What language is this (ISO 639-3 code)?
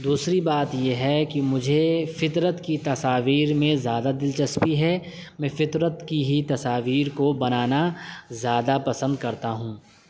urd